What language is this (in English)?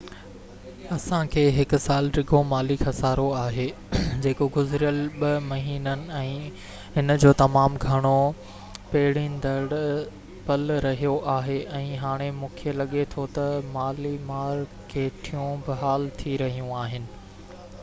Sindhi